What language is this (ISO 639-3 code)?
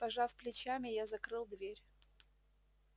rus